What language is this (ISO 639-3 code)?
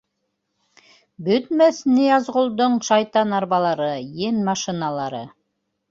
bak